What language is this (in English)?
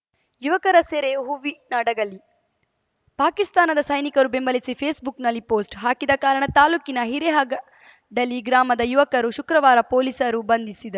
Kannada